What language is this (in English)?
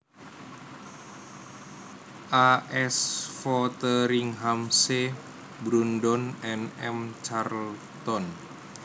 Javanese